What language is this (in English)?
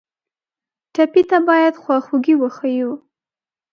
Pashto